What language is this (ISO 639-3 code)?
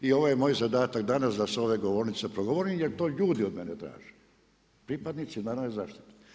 hrv